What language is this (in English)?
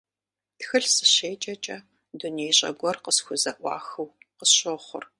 Kabardian